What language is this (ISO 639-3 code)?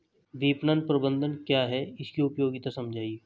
hin